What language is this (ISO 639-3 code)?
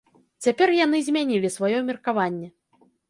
bel